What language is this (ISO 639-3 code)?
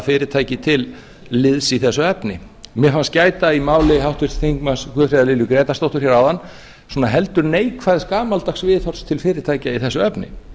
isl